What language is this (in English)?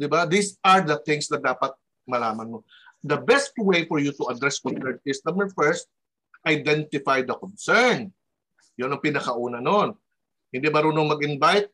Filipino